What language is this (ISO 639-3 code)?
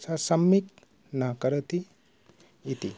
san